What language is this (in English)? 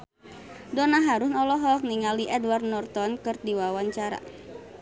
Sundanese